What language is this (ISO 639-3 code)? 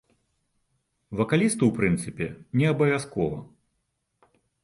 bel